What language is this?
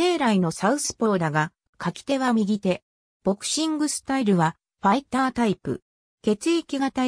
Japanese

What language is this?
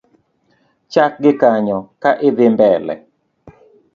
Luo (Kenya and Tanzania)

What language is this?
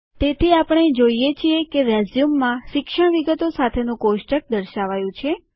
Gujarati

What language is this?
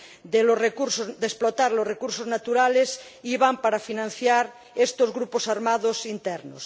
Spanish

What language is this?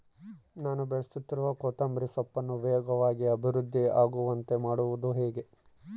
Kannada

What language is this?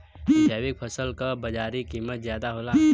Bhojpuri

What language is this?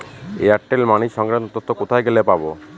Bangla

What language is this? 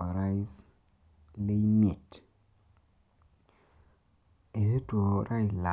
Masai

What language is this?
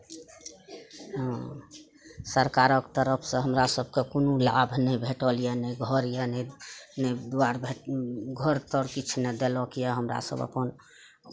Maithili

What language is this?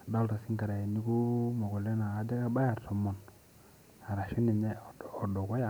Masai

